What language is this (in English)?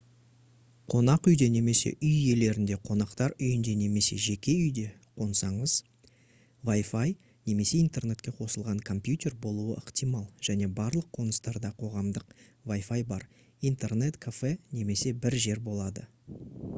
Kazakh